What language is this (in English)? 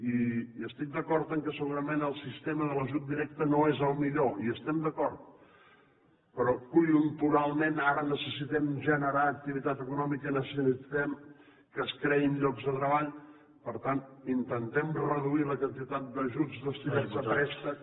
Catalan